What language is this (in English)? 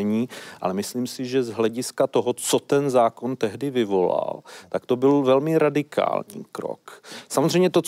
Czech